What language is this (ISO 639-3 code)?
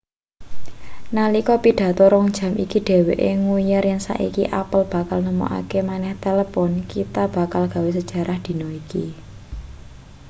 jav